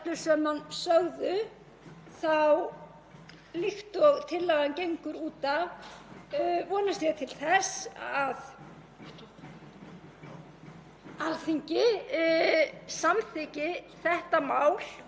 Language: Icelandic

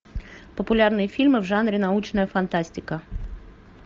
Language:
Russian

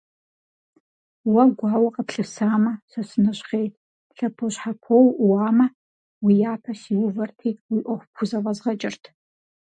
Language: Kabardian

